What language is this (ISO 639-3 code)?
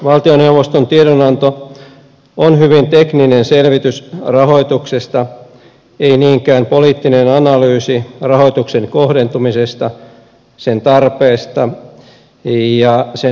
fin